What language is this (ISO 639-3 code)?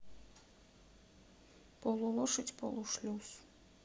rus